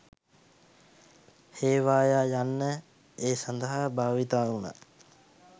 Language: Sinhala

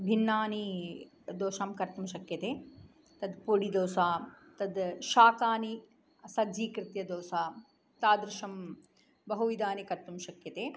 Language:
Sanskrit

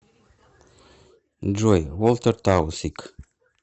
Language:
Russian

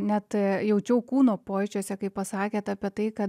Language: Lithuanian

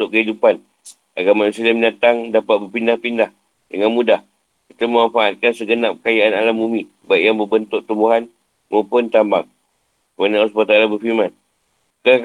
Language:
Malay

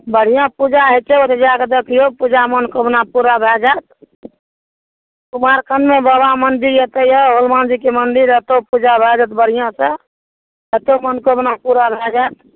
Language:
Maithili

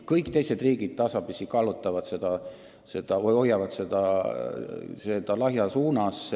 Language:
Estonian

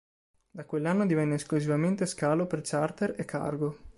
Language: Italian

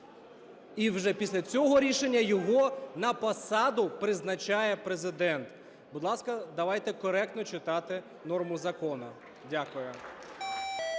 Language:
Ukrainian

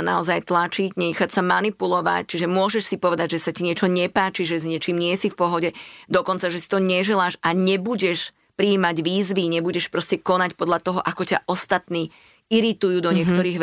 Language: Slovak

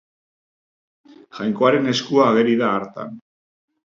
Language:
Basque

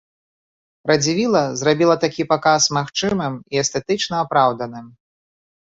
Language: Belarusian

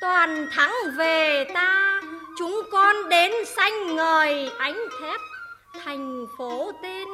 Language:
Vietnamese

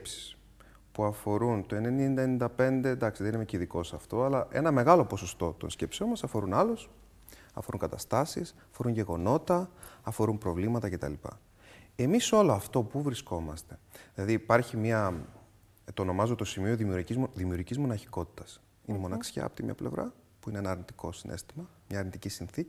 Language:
Greek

